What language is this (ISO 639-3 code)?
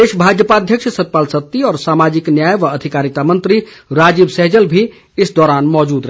hin